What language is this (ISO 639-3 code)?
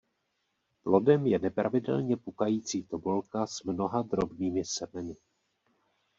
ces